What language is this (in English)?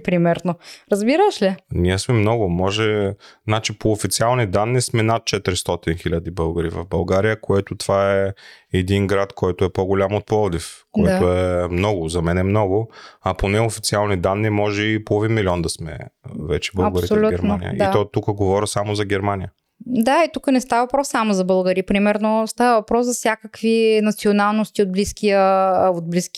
Bulgarian